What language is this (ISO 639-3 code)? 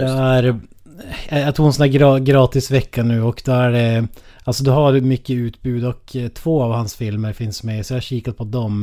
swe